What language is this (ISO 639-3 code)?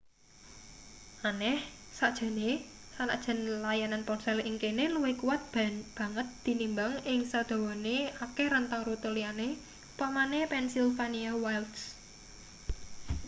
jav